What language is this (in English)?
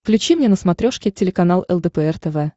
Russian